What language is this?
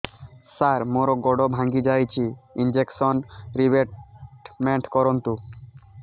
Odia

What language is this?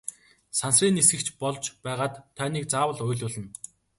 Mongolian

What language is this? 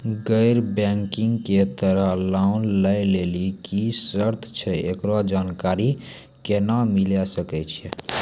Maithili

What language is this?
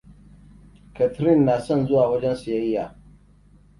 Hausa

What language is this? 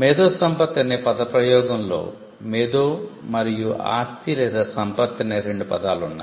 Telugu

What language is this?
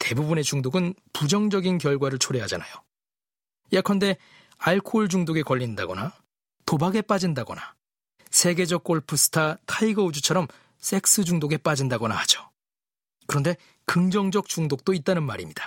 Korean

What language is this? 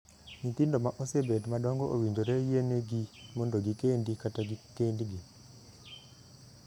Luo (Kenya and Tanzania)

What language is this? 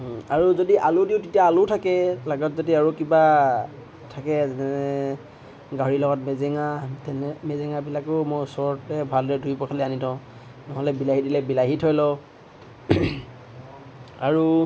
Assamese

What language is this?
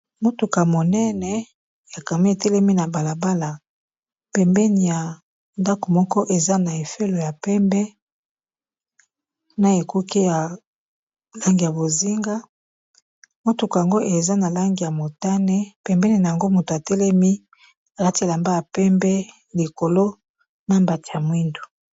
Lingala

